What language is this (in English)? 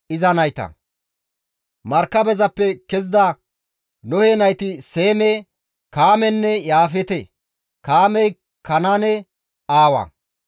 Gamo